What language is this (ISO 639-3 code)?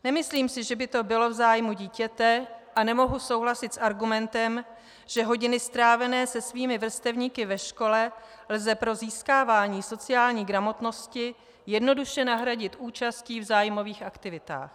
ces